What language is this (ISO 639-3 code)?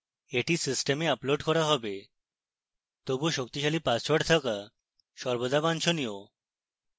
ben